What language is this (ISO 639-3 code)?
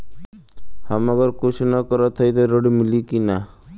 bho